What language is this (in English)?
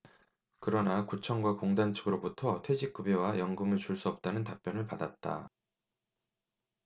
Korean